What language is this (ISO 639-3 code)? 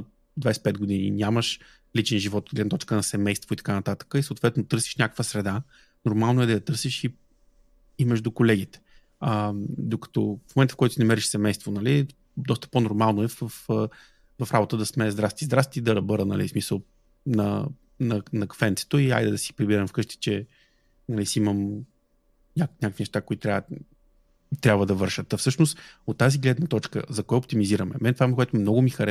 bul